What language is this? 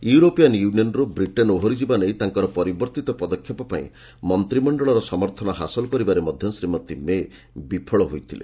Odia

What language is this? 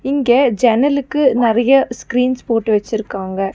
Tamil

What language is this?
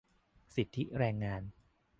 Thai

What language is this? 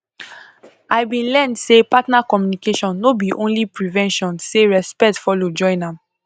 Nigerian Pidgin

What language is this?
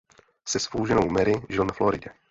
Czech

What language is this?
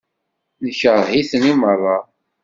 Kabyle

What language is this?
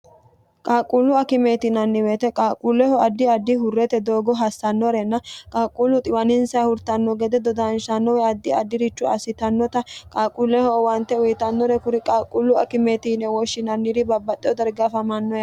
Sidamo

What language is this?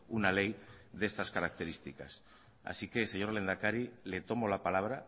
Spanish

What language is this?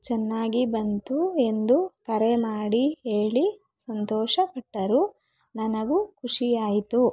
Kannada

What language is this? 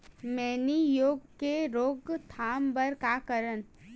Chhattisgarhi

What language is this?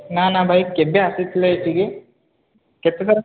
Odia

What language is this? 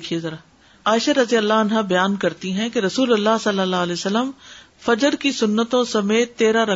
Urdu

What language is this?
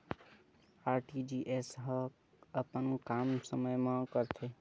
Chhattisgarhi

